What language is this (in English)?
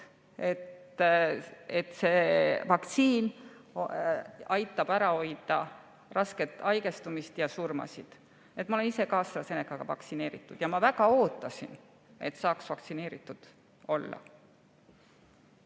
Estonian